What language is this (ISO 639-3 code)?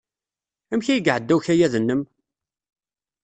kab